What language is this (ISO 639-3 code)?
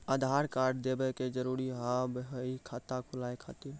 mai